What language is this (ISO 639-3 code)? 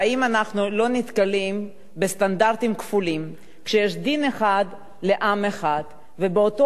heb